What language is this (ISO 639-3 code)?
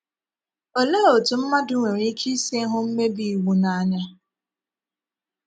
ibo